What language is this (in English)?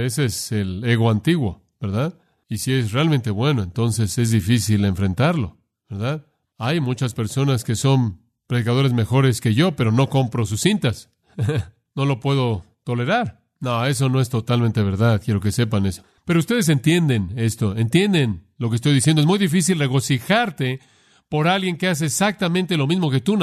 Spanish